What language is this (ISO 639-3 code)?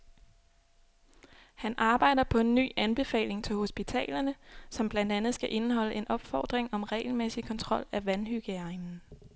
dan